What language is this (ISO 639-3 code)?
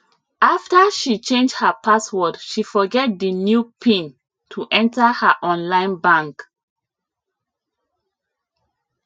pcm